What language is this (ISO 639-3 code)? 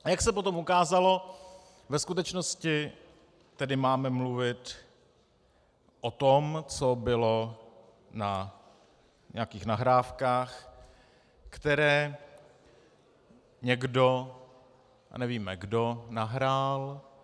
ces